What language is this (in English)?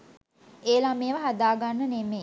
Sinhala